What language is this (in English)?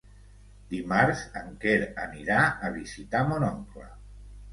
Catalan